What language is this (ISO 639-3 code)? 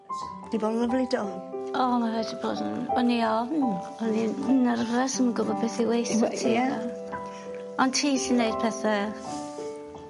cym